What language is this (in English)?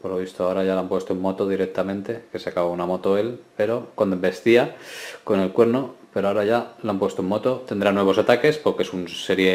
Spanish